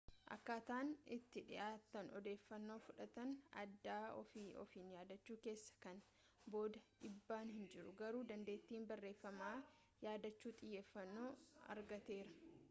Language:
Oromo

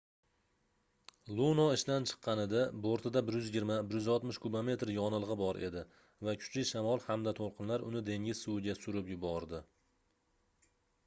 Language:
Uzbek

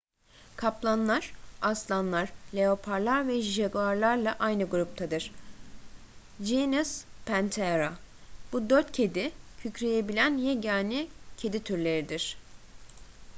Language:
Turkish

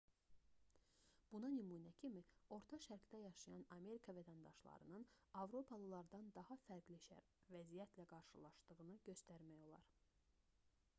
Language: Azerbaijani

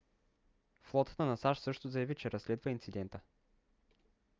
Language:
Bulgarian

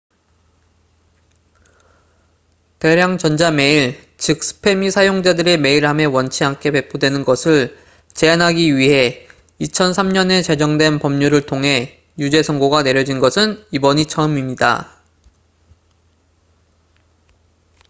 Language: Korean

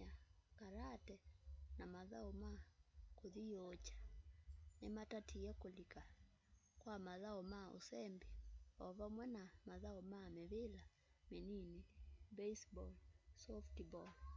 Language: Kamba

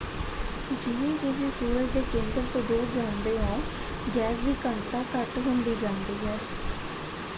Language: Punjabi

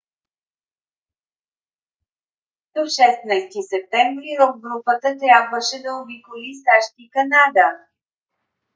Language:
Bulgarian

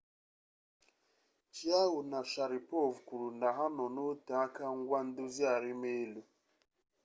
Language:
Igbo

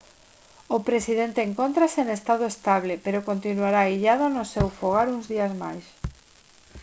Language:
Galician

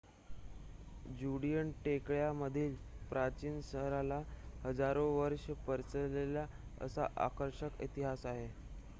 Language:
Marathi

